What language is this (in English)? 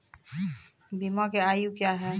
Maithili